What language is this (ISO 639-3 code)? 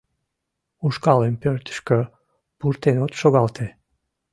chm